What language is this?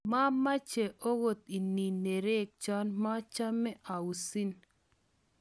Kalenjin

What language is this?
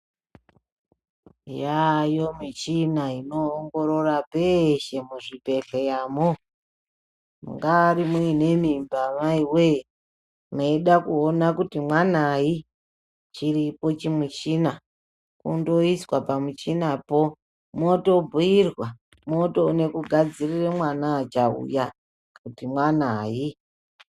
Ndau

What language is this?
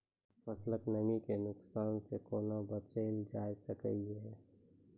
Maithili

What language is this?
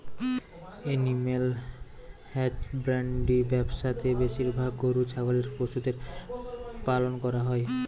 Bangla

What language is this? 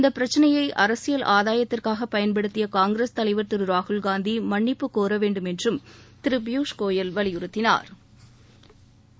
Tamil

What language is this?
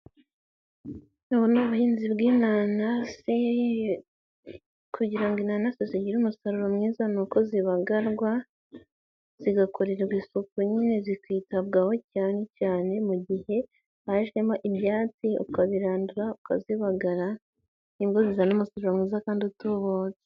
Kinyarwanda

